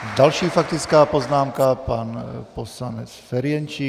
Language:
Czech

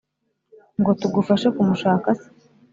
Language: Kinyarwanda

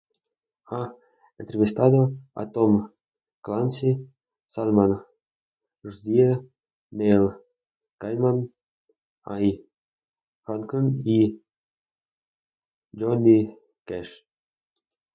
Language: Spanish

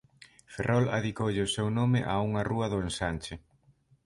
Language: Galician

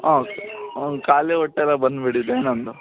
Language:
Kannada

